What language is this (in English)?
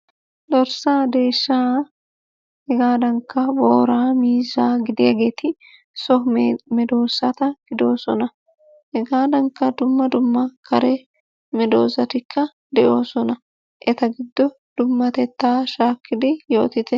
Wolaytta